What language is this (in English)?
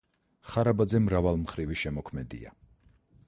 Georgian